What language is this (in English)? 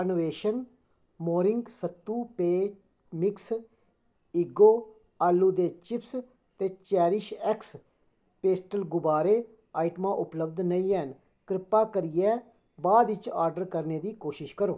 Dogri